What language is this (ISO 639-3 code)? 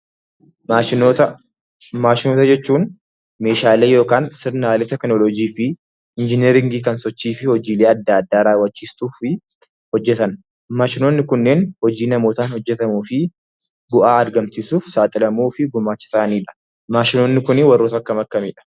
orm